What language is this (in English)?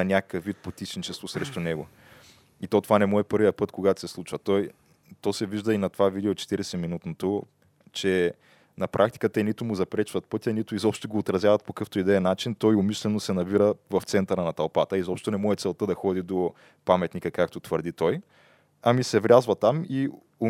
Bulgarian